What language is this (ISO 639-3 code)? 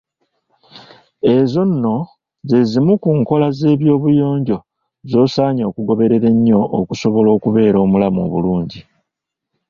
lug